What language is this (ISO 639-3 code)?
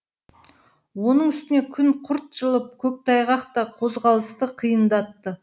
kaz